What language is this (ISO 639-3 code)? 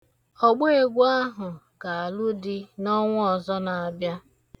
ibo